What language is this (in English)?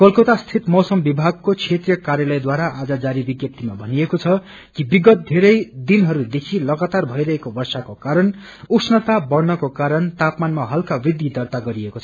Nepali